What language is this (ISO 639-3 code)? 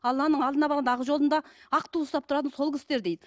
kaz